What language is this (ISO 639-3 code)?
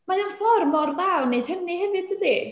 cym